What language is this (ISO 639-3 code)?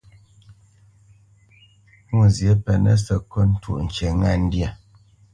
bce